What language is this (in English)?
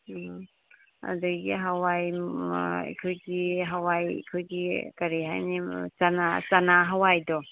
Manipuri